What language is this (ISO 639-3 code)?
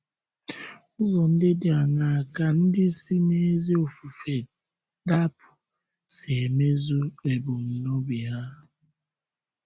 ibo